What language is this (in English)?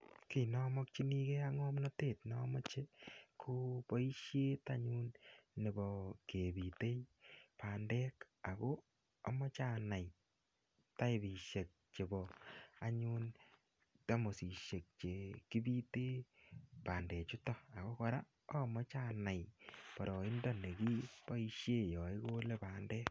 Kalenjin